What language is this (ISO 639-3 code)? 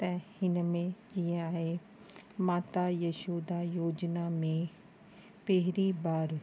snd